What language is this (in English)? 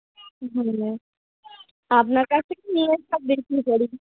Bangla